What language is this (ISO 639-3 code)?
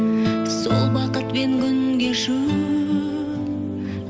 kaz